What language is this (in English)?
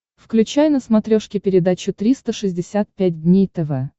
Russian